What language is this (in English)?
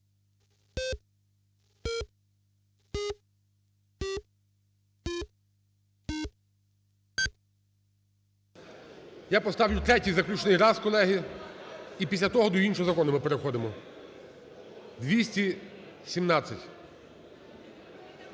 Ukrainian